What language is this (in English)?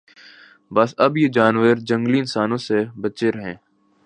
Urdu